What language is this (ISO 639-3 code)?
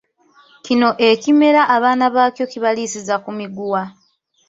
lug